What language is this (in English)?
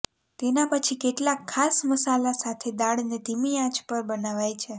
Gujarati